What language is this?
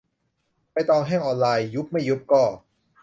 Thai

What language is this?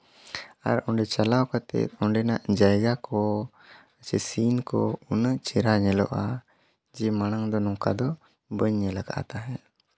Santali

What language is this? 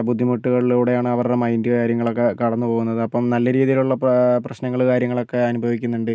Malayalam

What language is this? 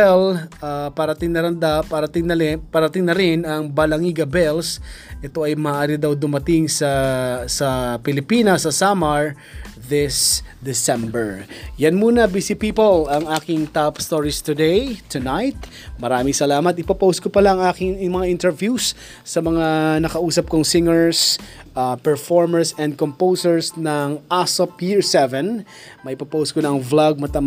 Filipino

